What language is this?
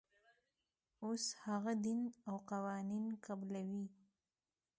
Pashto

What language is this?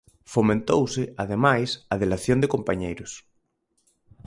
Galician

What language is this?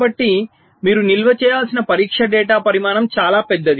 Telugu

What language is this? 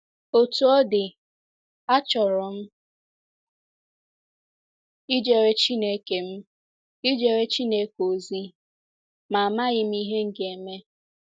Igbo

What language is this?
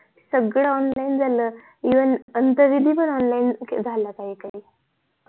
Marathi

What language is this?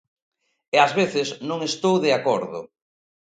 Galician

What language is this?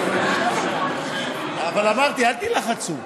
Hebrew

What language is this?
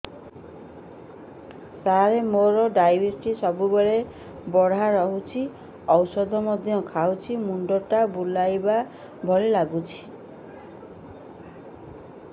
Odia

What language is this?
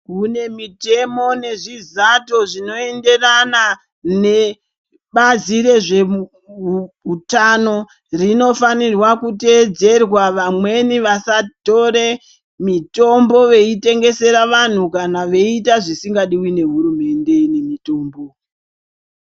Ndau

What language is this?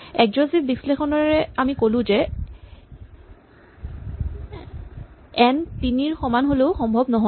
Assamese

